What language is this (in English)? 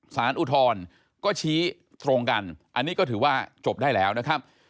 Thai